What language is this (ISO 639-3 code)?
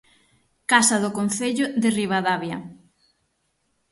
glg